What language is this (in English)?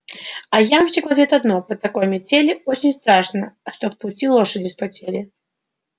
Russian